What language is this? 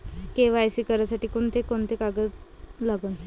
Marathi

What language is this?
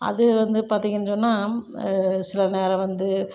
Tamil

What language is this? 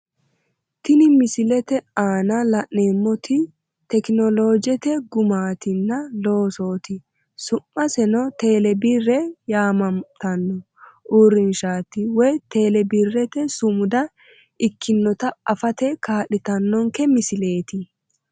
Sidamo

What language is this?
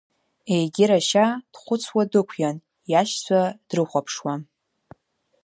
Abkhazian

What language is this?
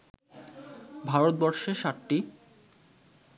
Bangla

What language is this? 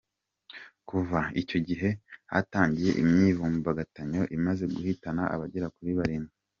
Kinyarwanda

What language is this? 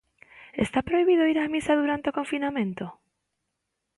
Galician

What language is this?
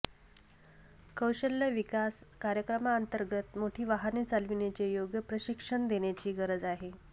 Marathi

